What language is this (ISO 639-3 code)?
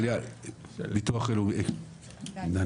heb